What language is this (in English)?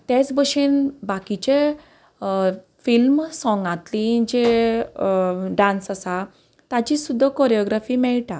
Konkani